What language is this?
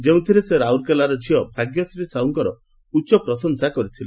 Odia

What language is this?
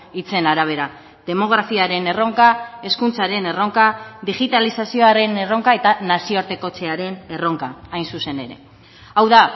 Basque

